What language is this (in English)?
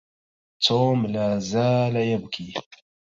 Arabic